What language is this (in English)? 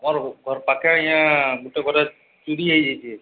Odia